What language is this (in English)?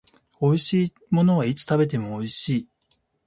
Japanese